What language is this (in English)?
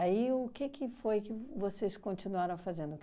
Portuguese